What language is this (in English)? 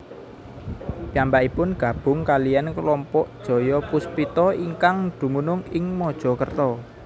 Javanese